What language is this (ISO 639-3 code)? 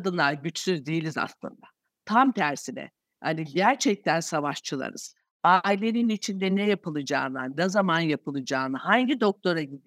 tur